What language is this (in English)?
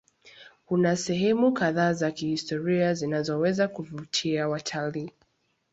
Swahili